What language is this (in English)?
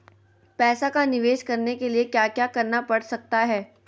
Magahi